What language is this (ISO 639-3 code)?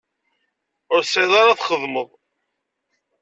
kab